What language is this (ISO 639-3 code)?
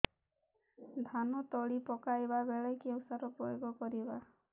ori